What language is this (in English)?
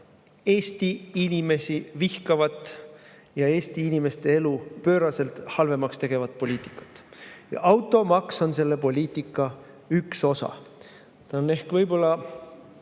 Estonian